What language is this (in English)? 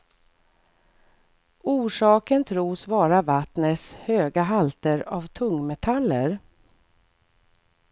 Swedish